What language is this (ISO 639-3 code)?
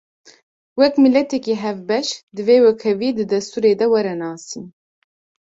kur